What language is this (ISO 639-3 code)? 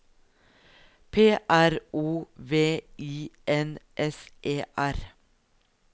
nor